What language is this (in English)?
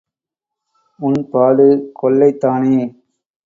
Tamil